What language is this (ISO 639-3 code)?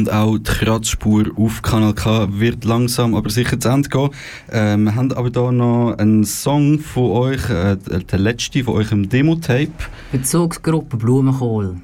deu